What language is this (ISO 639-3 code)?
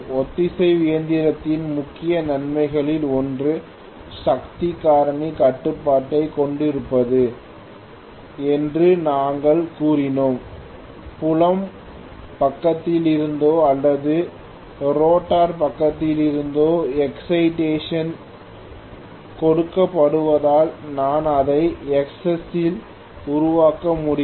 tam